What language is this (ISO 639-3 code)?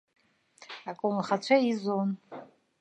abk